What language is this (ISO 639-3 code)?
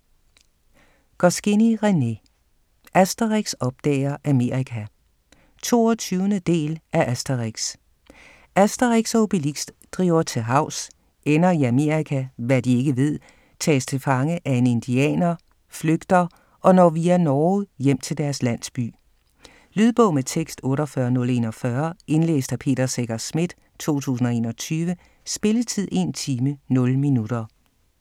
dan